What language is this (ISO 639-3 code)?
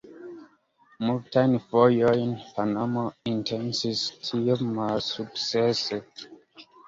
epo